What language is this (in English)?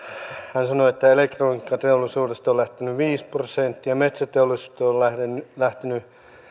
Finnish